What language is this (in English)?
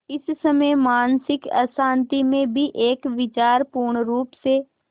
Hindi